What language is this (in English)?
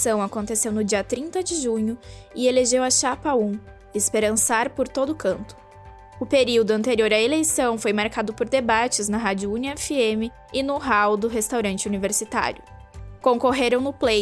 Portuguese